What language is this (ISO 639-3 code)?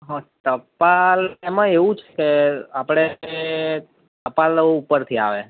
guj